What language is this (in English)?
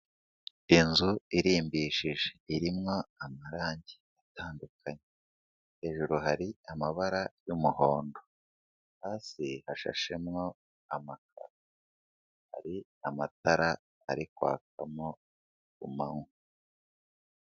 Kinyarwanda